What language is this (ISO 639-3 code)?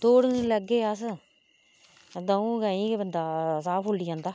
doi